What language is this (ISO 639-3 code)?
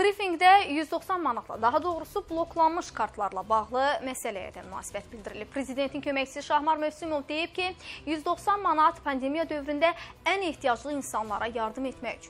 tur